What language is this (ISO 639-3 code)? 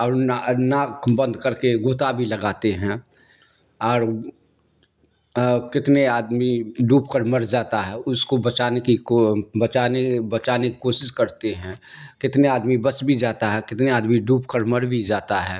urd